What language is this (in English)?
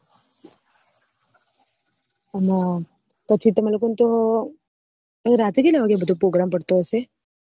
Gujarati